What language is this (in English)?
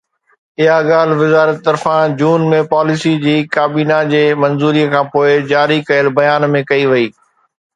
Sindhi